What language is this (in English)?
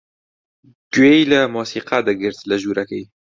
Central Kurdish